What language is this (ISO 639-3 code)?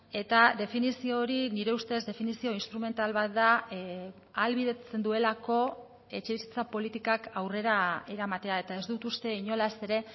eus